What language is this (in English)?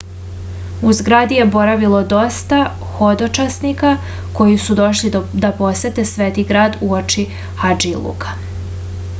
Serbian